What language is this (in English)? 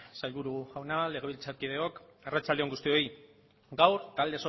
Basque